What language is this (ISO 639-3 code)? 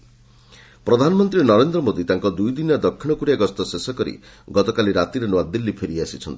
ori